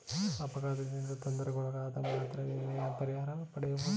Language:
Kannada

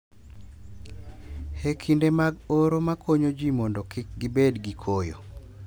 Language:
Luo (Kenya and Tanzania)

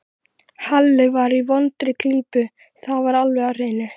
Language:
Icelandic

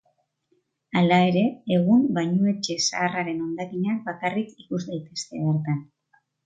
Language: Basque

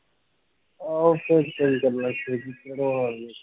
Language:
Punjabi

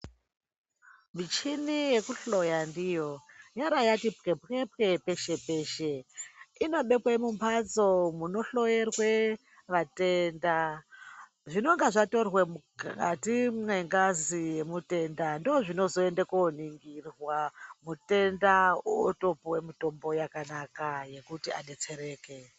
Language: Ndau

